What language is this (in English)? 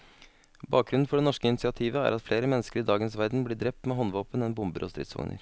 Norwegian